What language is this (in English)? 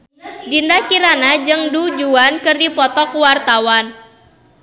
Sundanese